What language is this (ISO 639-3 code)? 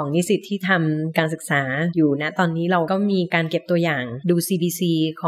tha